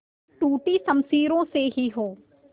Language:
Hindi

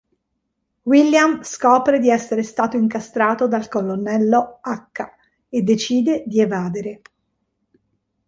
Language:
Italian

